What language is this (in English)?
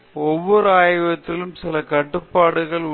Tamil